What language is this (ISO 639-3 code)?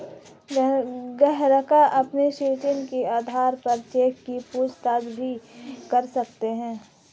hin